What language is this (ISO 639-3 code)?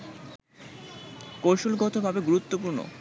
ben